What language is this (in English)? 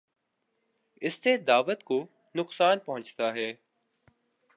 Urdu